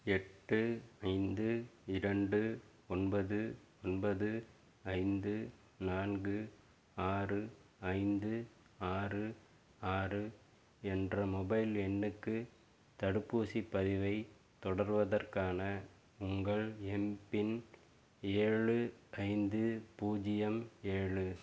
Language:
Tamil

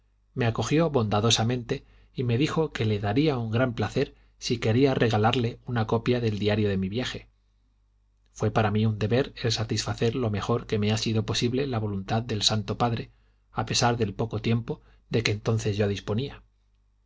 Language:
Spanish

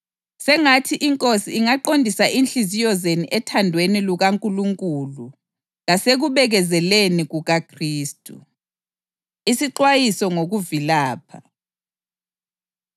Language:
North Ndebele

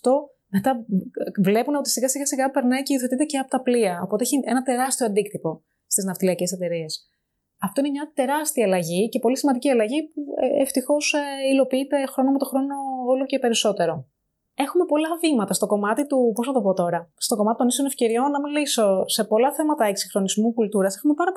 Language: Greek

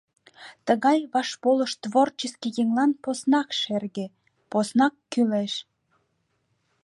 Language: Mari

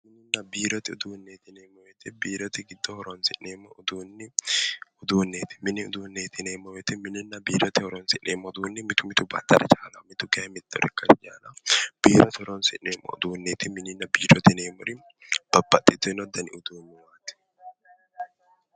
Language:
Sidamo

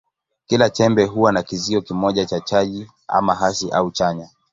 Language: Swahili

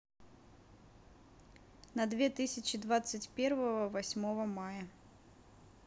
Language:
Russian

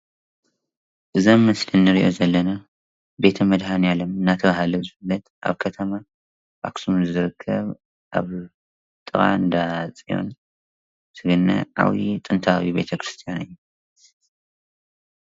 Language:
Tigrinya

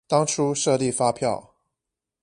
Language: Chinese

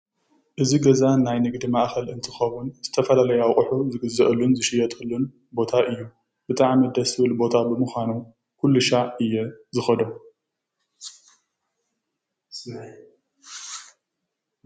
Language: Tigrinya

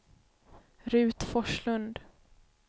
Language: Swedish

